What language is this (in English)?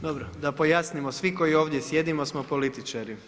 Croatian